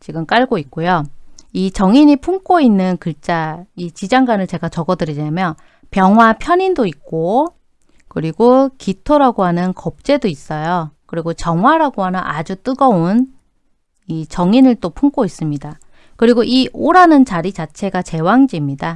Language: Korean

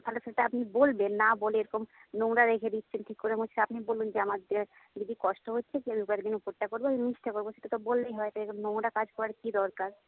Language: Bangla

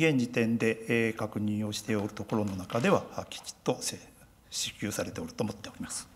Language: Japanese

